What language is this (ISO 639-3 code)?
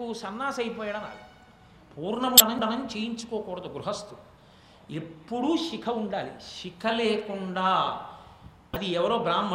tel